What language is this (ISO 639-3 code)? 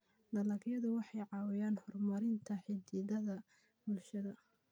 som